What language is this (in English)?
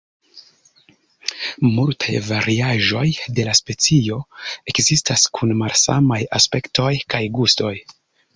Esperanto